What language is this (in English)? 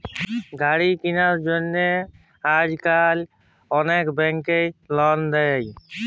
Bangla